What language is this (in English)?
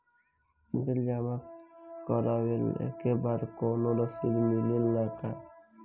Bhojpuri